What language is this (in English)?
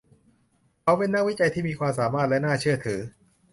Thai